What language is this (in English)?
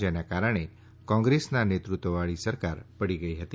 Gujarati